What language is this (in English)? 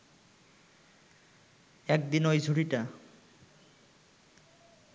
Bangla